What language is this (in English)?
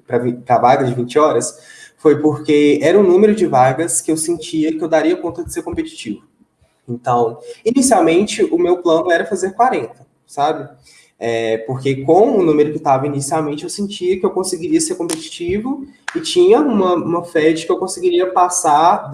Portuguese